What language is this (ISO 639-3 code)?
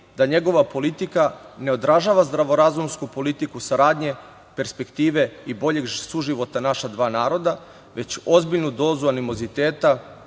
srp